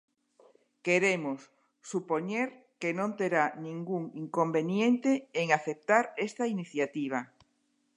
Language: Galician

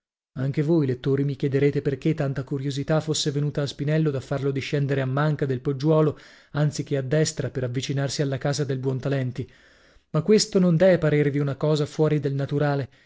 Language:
Italian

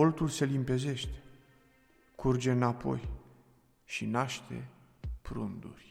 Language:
Romanian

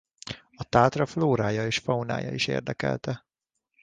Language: Hungarian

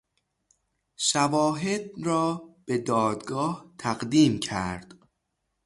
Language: Persian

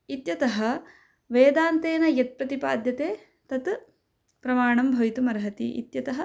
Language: Sanskrit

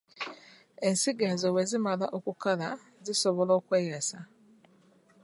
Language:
Ganda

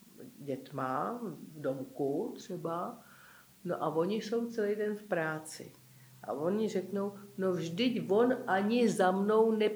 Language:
Czech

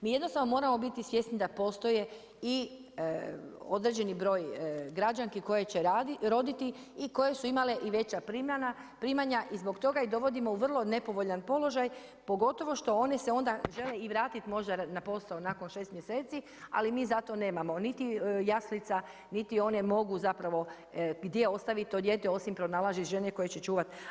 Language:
Croatian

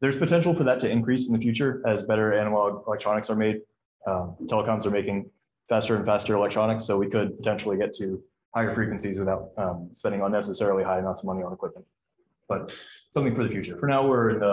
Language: English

